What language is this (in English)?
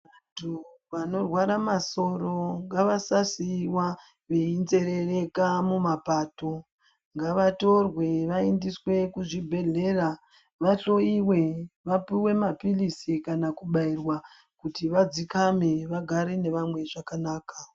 Ndau